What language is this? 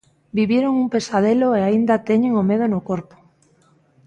Galician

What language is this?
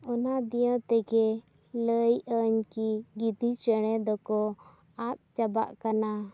Santali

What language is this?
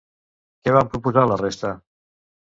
Catalan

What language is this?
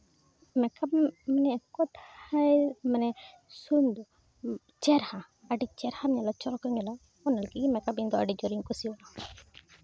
Santali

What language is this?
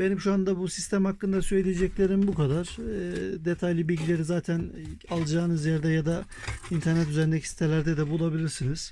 Turkish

